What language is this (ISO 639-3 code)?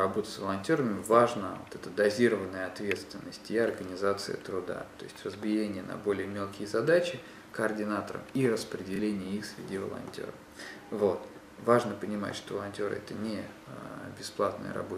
rus